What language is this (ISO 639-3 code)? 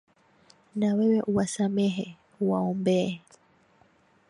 swa